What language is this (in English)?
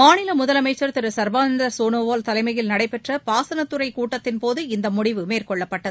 Tamil